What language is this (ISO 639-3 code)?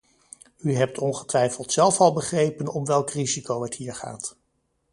nld